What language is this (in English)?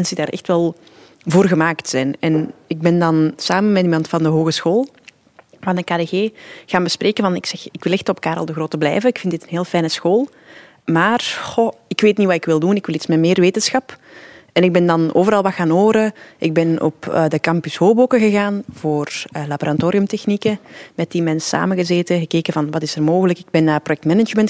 Dutch